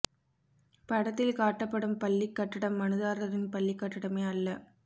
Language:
Tamil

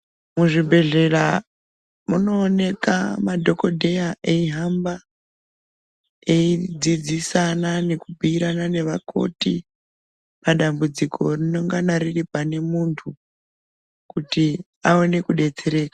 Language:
Ndau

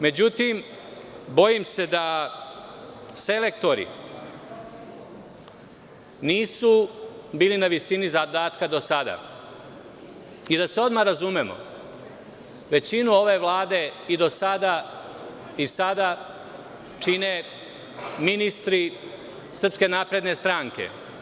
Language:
Serbian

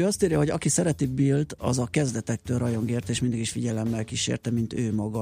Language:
Hungarian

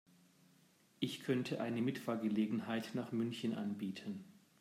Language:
German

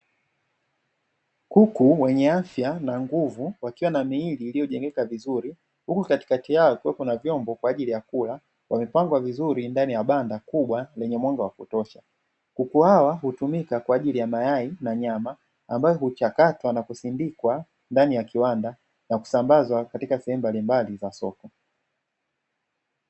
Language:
Swahili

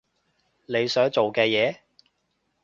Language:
Cantonese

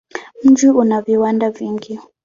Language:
Swahili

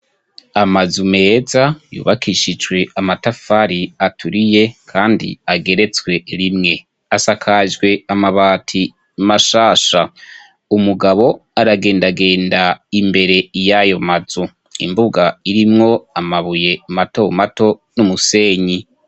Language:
Rundi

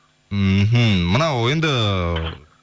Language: Kazakh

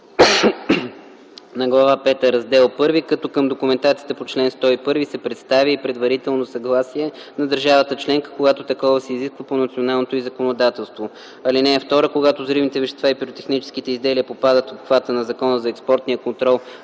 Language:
Bulgarian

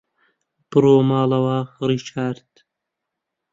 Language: Central Kurdish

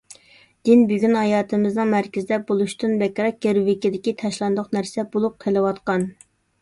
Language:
Uyghur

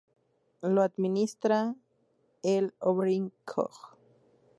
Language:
Spanish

